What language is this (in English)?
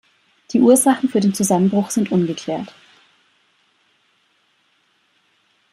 German